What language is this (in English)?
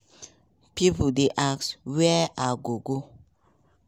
Nigerian Pidgin